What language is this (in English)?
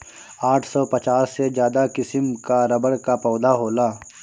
Bhojpuri